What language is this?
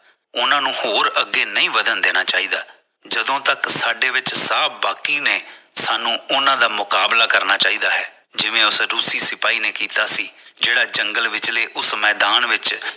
Punjabi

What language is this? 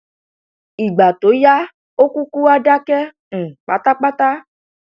Yoruba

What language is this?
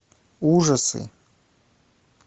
Russian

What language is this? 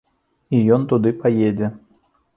Belarusian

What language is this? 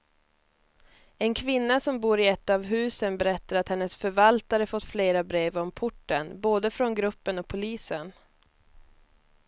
Swedish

